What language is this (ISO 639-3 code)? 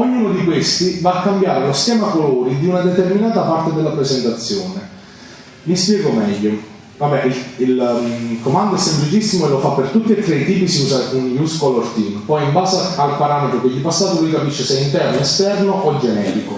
ita